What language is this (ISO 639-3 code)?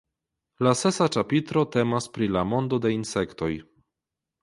epo